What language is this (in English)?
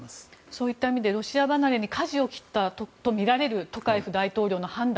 Japanese